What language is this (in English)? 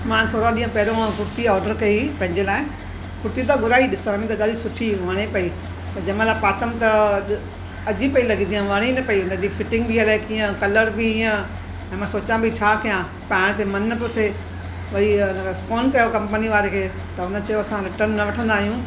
Sindhi